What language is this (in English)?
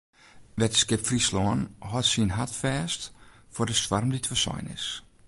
Western Frisian